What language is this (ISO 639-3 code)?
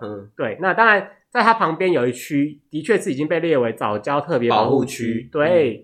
zho